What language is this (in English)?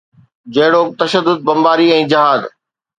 Sindhi